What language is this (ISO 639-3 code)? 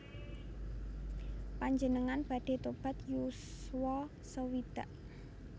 jav